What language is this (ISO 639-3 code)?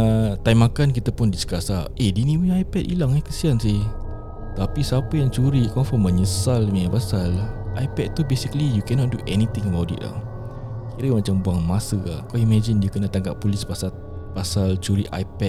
msa